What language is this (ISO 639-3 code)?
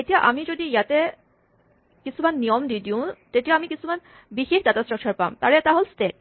asm